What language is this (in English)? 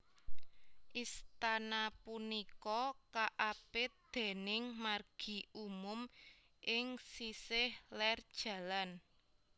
Javanese